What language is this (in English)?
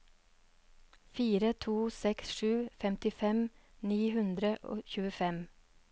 Norwegian